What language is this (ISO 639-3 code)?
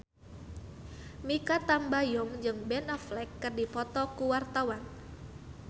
sun